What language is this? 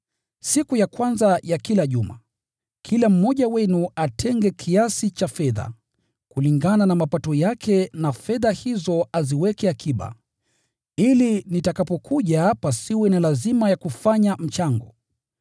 Swahili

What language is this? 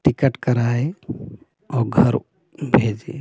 Hindi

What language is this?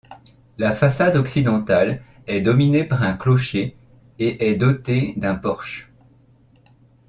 French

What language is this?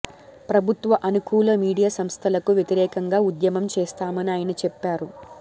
Telugu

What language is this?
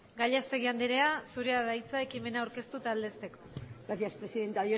Basque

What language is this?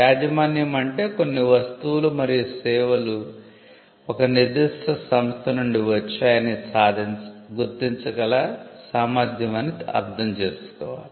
Telugu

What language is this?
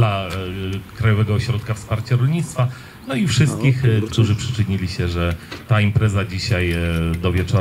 Polish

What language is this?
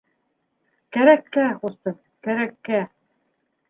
Bashkir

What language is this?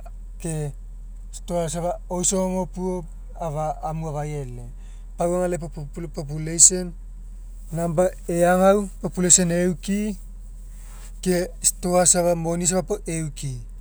Mekeo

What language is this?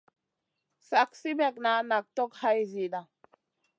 Masana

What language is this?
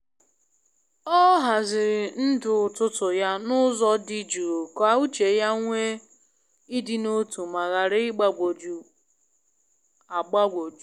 Igbo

